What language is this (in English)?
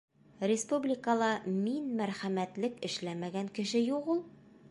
Bashkir